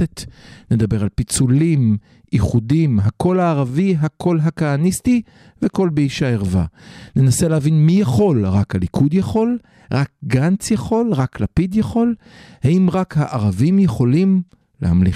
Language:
Hebrew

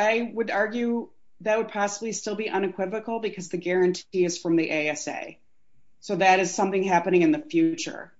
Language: English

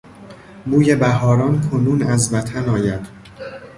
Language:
Persian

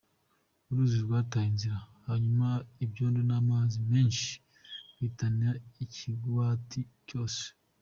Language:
Kinyarwanda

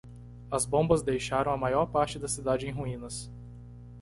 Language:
Portuguese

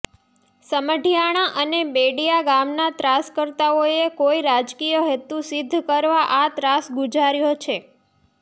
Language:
Gujarati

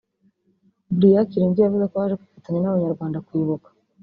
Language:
Kinyarwanda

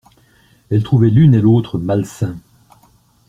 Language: French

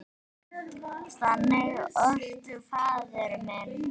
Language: Icelandic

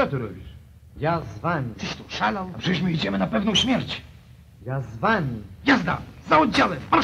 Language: Polish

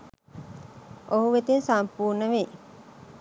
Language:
Sinhala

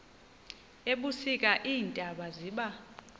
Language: Xhosa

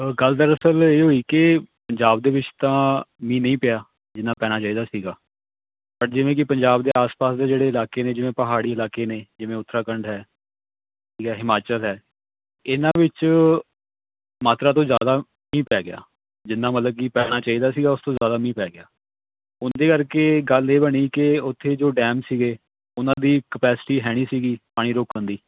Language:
Punjabi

